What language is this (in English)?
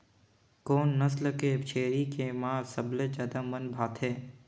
Chhattisgarhi